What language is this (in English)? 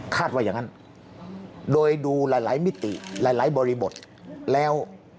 Thai